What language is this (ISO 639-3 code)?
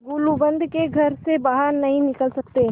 hin